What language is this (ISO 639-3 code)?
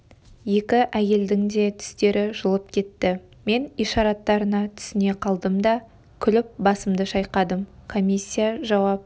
kaz